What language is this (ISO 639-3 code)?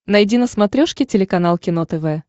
rus